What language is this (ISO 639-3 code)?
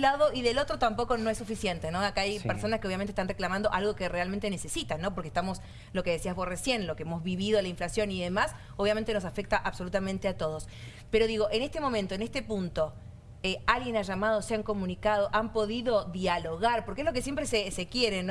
spa